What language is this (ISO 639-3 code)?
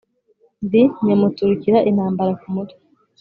kin